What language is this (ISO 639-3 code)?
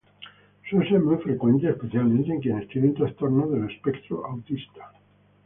spa